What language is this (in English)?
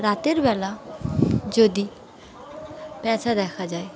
Bangla